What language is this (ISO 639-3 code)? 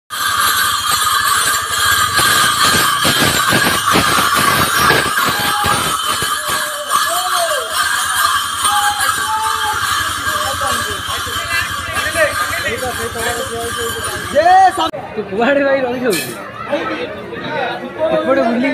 ara